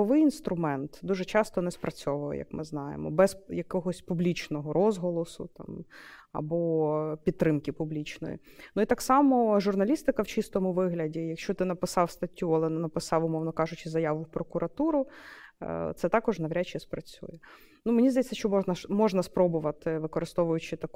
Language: Ukrainian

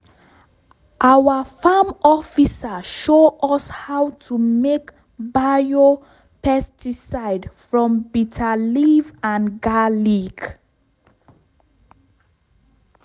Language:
Nigerian Pidgin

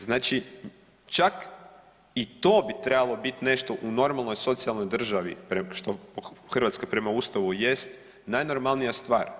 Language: Croatian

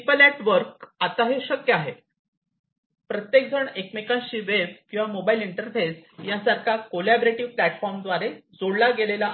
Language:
Marathi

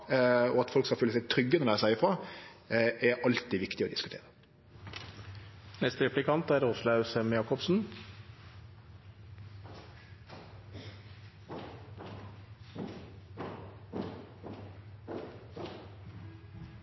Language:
Norwegian Nynorsk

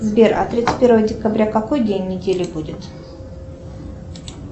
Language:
Russian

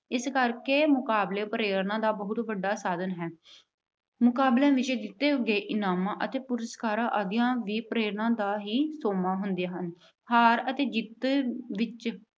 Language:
Punjabi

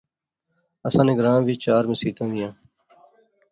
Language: Pahari-Potwari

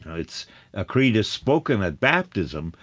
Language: English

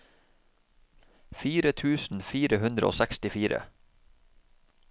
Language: Norwegian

